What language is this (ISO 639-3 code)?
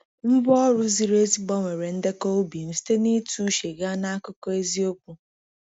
ibo